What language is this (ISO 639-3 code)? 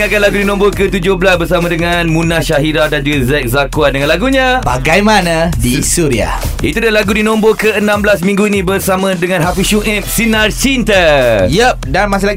msa